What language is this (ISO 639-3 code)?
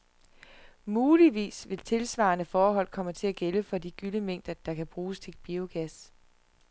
dan